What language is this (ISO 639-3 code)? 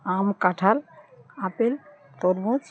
ben